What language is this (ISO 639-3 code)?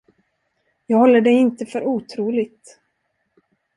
swe